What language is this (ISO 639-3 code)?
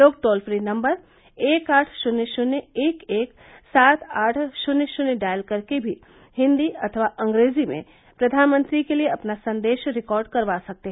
hin